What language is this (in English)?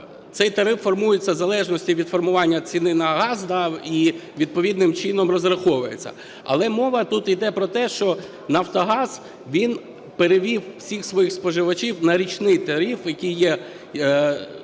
Ukrainian